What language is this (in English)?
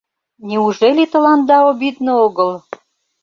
Mari